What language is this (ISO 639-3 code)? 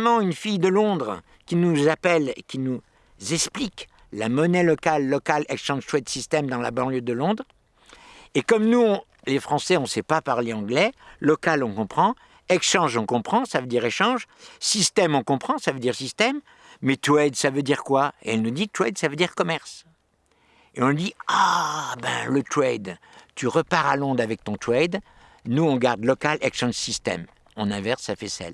fra